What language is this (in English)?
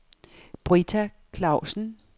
Danish